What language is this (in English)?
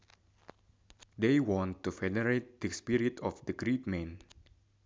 Sundanese